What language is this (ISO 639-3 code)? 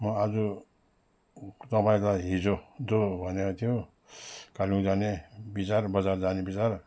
nep